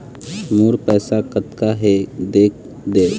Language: Chhattisgarhi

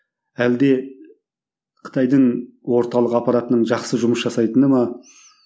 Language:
Kazakh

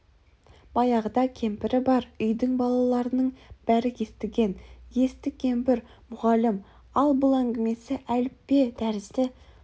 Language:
Kazakh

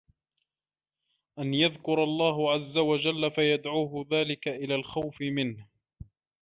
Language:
Arabic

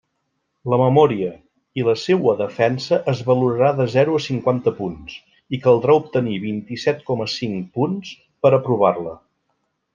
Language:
Catalan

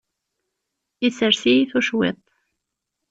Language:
Kabyle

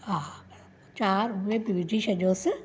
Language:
Sindhi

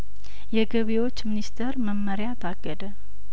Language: Amharic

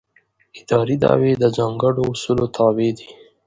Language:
Pashto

